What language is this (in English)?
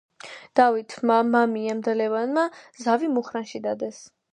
Georgian